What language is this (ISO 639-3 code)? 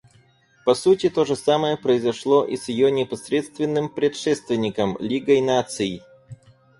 rus